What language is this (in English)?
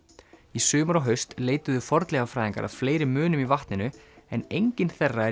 Icelandic